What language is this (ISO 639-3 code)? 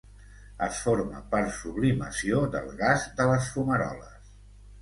cat